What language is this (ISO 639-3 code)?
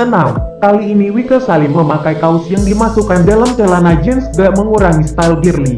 ind